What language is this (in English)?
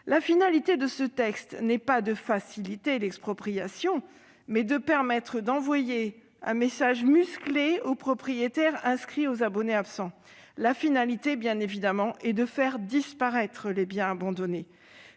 French